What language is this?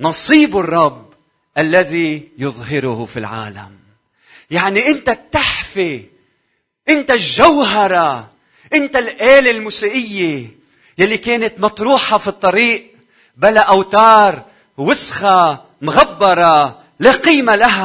Arabic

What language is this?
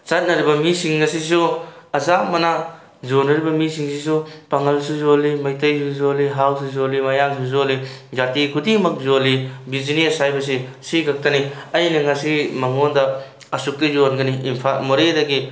Manipuri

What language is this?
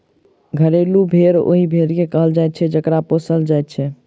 Maithili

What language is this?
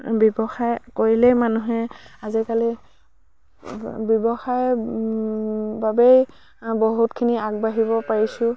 Assamese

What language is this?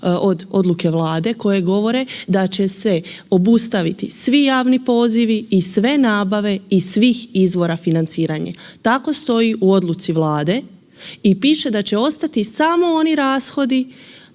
Croatian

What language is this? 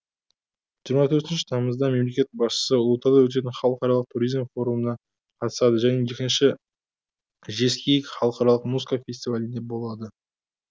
Kazakh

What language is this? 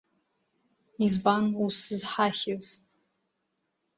Abkhazian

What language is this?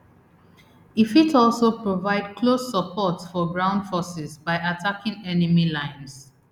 Nigerian Pidgin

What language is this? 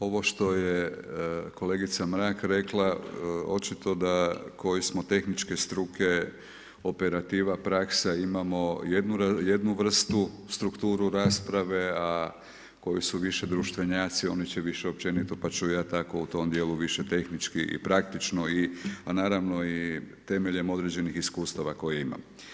Croatian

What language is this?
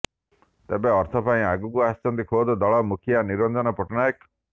Odia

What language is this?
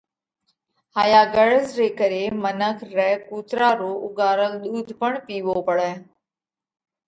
Parkari Koli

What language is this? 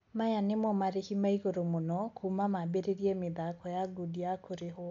Kikuyu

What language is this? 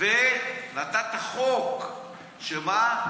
Hebrew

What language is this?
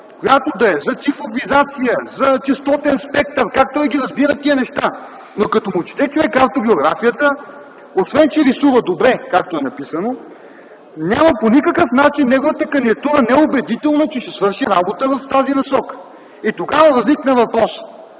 Bulgarian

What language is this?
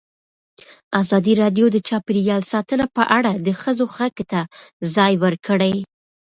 Pashto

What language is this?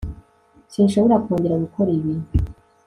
Kinyarwanda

